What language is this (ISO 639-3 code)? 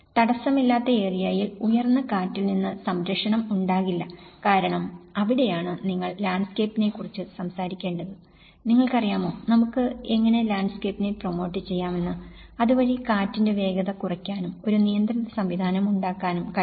mal